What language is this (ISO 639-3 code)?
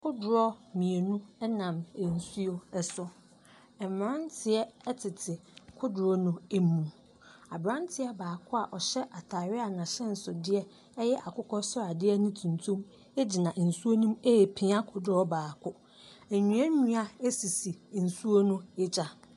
aka